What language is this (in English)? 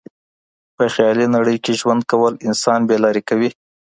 Pashto